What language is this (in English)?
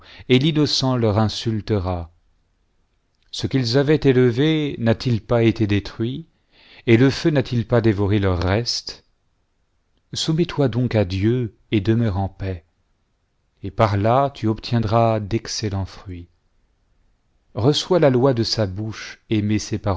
French